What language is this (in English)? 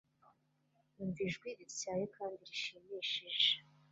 Kinyarwanda